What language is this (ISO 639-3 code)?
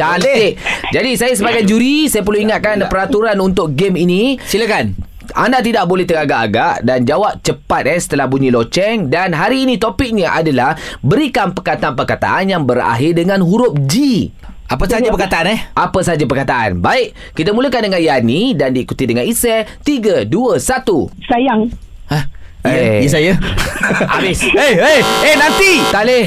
msa